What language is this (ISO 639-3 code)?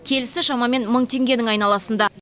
kaz